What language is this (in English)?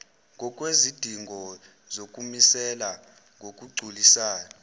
Zulu